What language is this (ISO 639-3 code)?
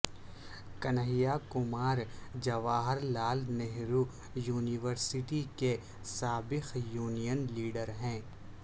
urd